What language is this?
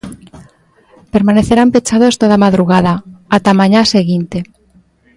Galician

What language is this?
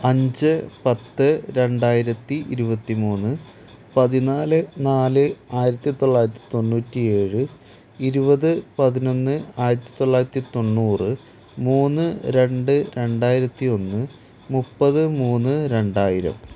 Malayalam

